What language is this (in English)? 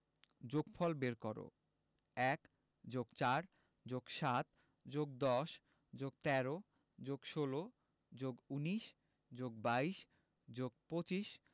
Bangla